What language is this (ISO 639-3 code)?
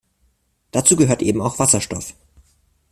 deu